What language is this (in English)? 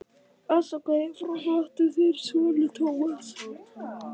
Icelandic